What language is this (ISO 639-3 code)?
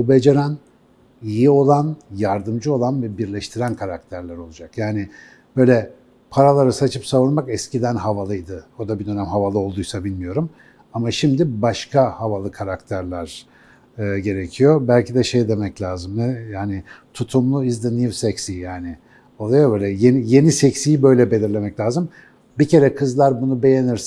tur